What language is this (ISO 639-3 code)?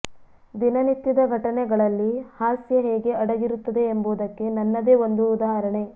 kan